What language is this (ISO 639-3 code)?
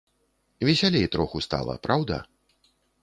bel